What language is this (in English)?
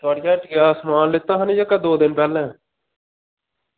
Dogri